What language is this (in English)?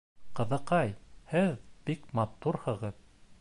Bashkir